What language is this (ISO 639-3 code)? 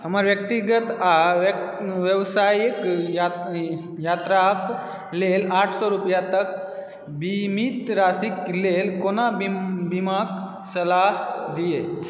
mai